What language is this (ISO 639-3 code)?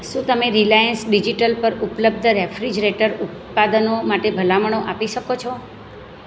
guj